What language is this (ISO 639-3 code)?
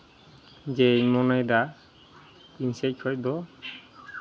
sat